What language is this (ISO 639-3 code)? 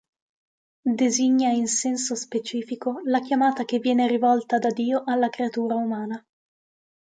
ita